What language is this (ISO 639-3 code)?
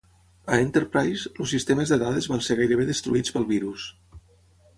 cat